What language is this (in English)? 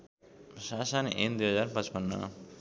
Nepali